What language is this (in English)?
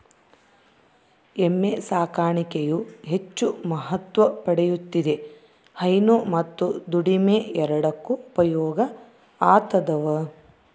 Kannada